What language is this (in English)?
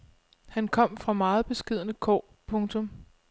Danish